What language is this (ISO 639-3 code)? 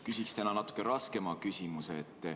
est